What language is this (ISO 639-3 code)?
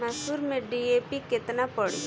bho